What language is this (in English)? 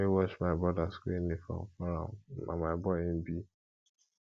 Nigerian Pidgin